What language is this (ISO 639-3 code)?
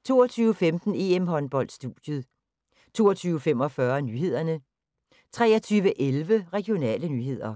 dan